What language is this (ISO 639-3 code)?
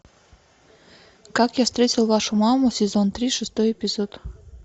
rus